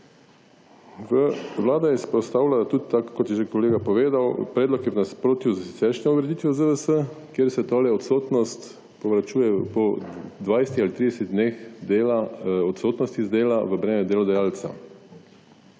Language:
Slovenian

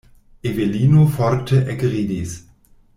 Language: Esperanto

